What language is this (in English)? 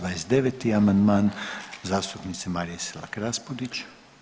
Croatian